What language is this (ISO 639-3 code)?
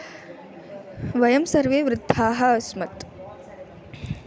san